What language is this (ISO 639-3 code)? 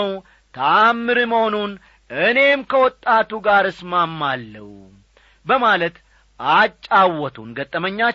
amh